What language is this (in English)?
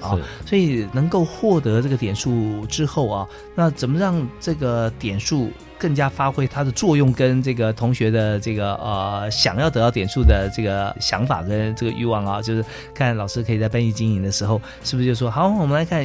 Chinese